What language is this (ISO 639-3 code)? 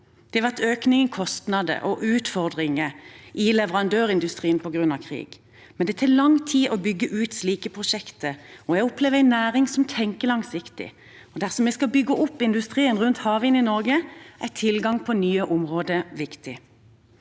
nor